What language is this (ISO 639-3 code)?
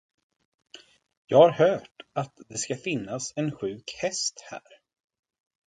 swe